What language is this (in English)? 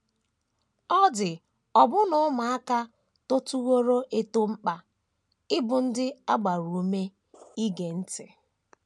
Igbo